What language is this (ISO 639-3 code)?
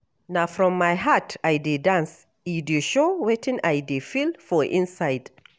pcm